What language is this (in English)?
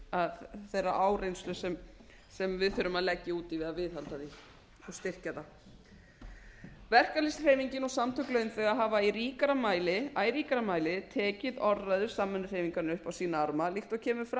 Icelandic